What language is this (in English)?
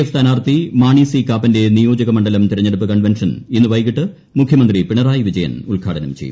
Malayalam